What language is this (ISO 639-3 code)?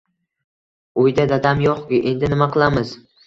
uzb